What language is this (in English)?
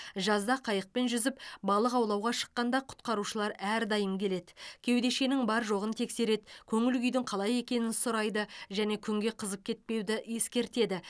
Kazakh